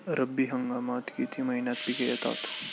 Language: Marathi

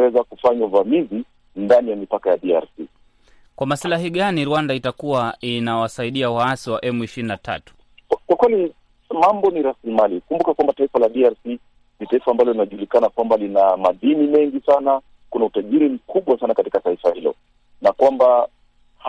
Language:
Swahili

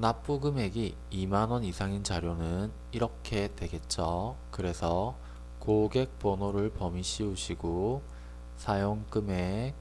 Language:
Korean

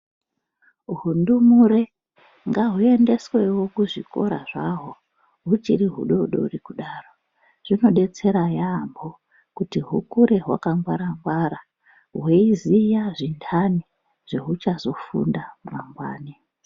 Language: Ndau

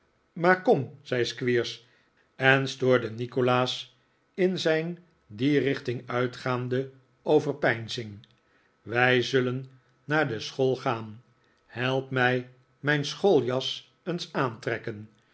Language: Dutch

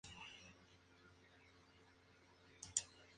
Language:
Spanish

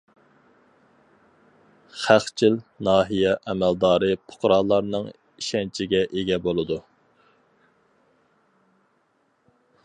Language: Uyghur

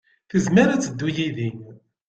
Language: Kabyle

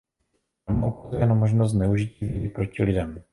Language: Czech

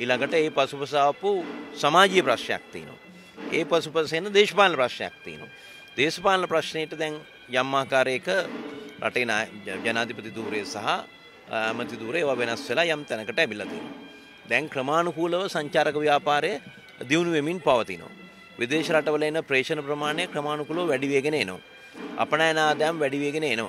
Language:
Spanish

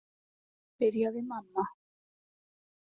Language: Icelandic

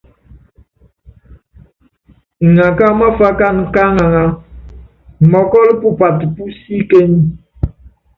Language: Yangben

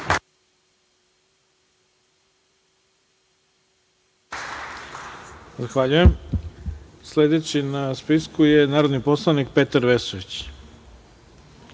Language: Serbian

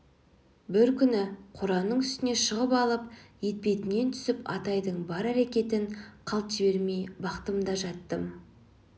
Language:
Kazakh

